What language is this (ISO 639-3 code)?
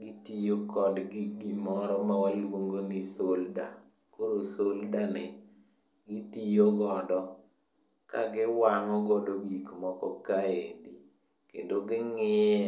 luo